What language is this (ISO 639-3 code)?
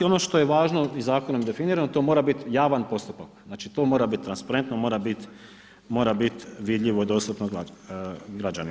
hrv